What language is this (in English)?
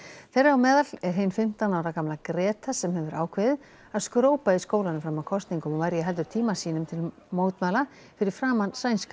Icelandic